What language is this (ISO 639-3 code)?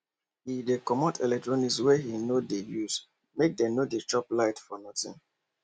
pcm